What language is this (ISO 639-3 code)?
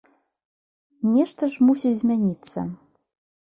bel